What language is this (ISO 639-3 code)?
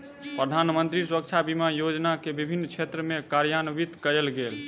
mai